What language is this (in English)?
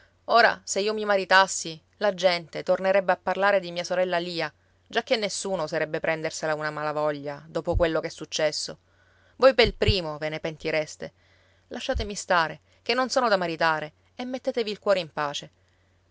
Italian